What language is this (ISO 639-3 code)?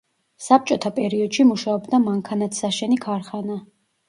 kat